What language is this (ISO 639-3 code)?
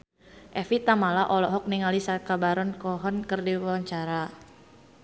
sun